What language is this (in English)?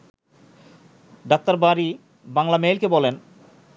Bangla